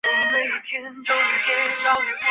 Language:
Chinese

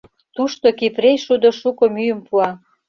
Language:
Mari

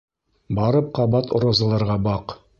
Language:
Bashkir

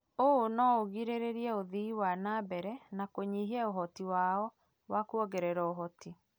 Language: Kikuyu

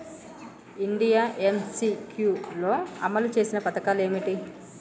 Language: Telugu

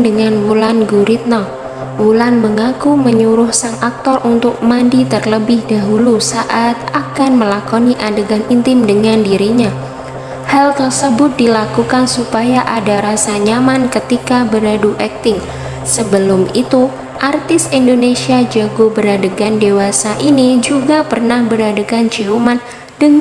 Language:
Indonesian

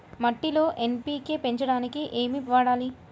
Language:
Telugu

